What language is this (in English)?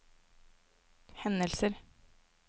Norwegian